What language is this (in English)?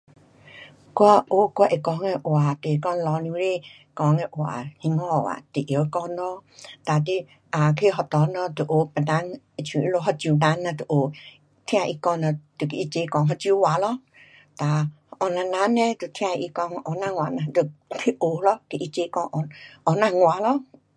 Pu-Xian Chinese